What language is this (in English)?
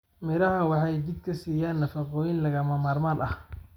Somali